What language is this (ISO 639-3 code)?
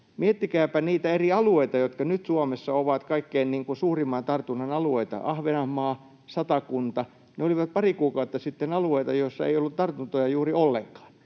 fin